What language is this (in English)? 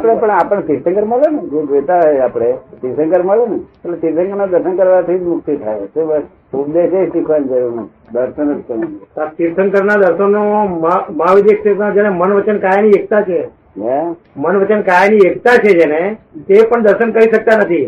Gujarati